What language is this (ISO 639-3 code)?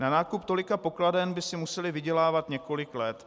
ces